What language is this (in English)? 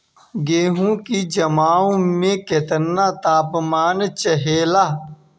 Bhojpuri